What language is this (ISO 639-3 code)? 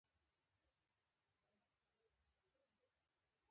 pus